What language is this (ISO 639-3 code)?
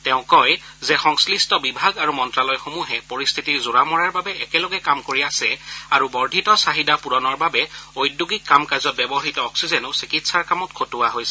asm